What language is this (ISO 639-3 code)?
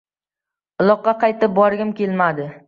uzb